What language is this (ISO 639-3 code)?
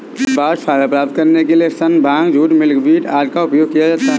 hin